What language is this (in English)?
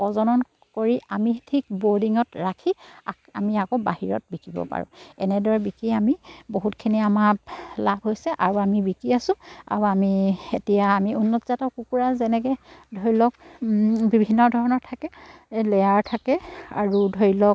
Assamese